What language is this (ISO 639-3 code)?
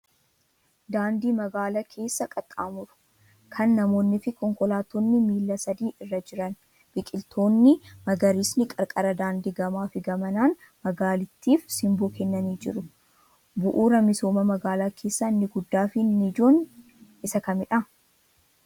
orm